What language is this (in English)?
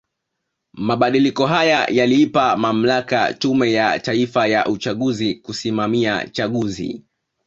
Swahili